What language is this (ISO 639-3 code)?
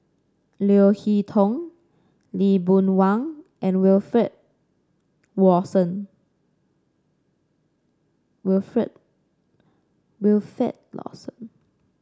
eng